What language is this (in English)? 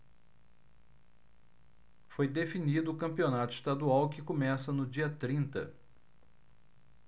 Portuguese